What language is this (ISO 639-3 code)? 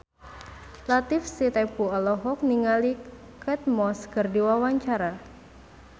sun